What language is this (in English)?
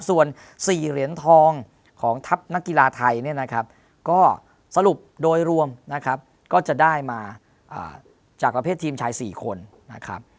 Thai